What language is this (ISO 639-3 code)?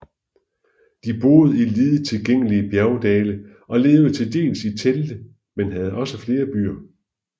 dan